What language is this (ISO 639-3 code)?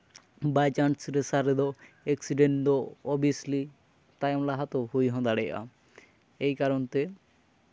sat